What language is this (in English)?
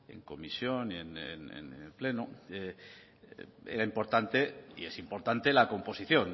Spanish